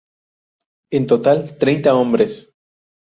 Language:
Spanish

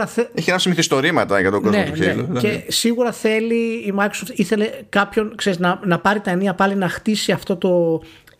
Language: Greek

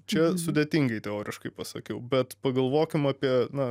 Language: Lithuanian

